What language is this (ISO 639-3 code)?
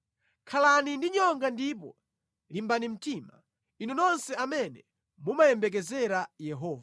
nya